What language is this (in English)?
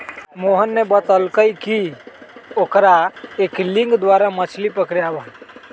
Magahi